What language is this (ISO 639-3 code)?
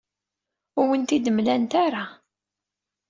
kab